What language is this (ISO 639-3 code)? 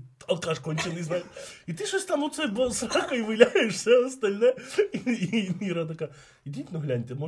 ukr